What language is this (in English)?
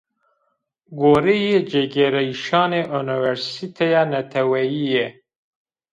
Zaza